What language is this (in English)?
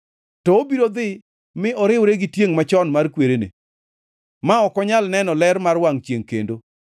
Luo (Kenya and Tanzania)